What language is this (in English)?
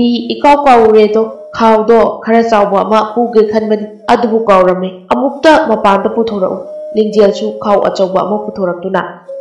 Thai